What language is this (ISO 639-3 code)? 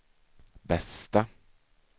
swe